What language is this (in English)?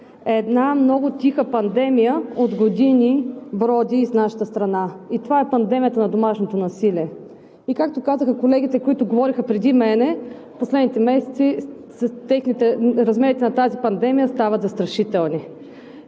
Bulgarian